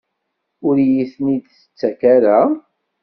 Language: Kabyle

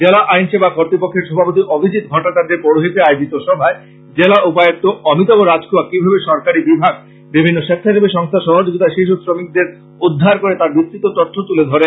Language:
Bangla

